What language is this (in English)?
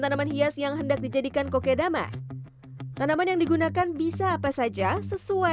Indonesian